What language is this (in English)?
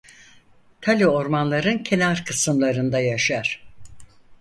Turkish